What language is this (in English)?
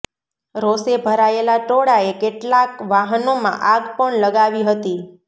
Gujarati